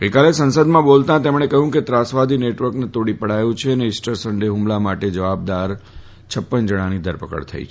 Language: Gujarati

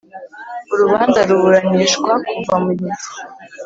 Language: Kinyarwanda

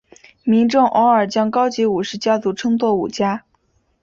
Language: Chinese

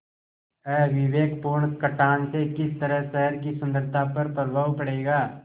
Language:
Hindi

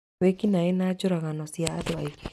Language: Kikuyu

